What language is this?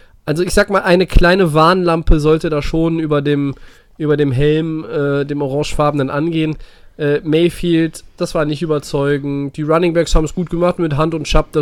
German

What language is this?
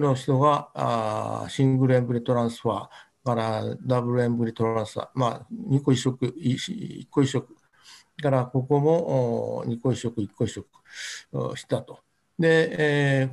Japanese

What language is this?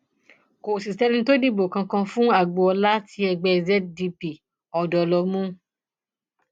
Yoruba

